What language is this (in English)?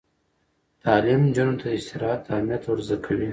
Pashto